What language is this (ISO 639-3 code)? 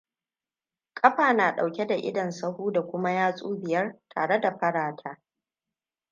hau